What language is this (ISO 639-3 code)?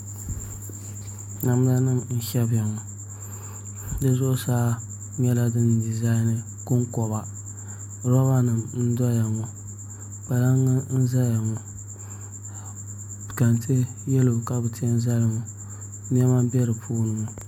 dag